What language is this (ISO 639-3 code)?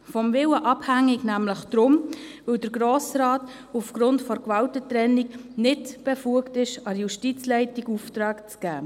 gsw